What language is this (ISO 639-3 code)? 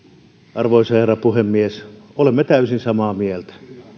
fin